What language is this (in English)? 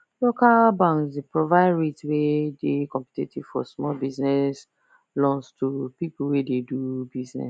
Nigerian Pidgin